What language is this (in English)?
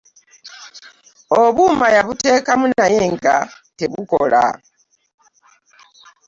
Ganda